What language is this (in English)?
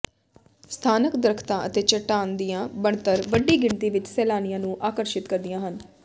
Punjabi